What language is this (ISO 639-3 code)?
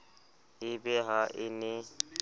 sot